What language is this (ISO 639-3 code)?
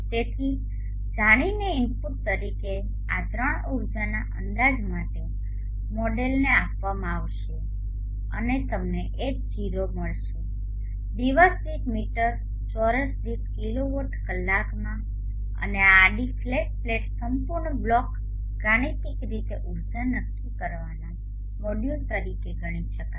guj